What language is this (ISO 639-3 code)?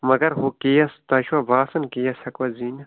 kas